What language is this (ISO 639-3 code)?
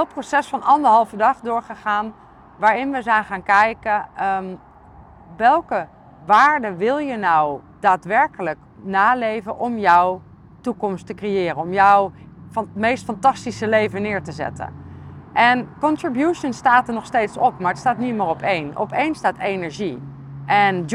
nld